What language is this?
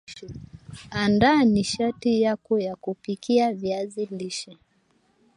Swahili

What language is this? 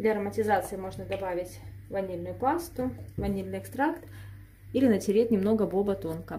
Russian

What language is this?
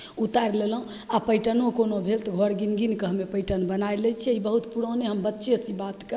Maithili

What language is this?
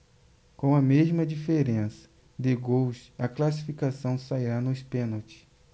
Portuguese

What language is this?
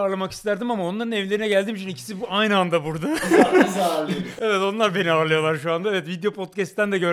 Turkish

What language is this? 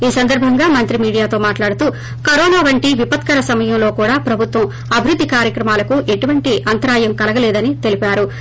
Telugu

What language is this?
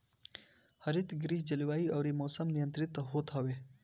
Bhojpuri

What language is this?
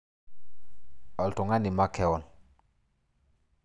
Masai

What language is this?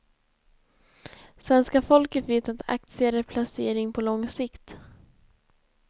Swedish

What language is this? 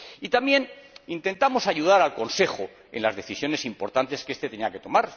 Spanish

